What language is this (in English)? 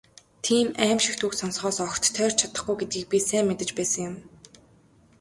Mongolian